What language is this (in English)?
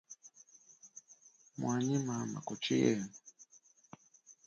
Chokwe